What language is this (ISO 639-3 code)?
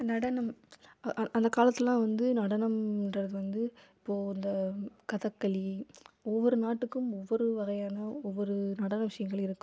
tam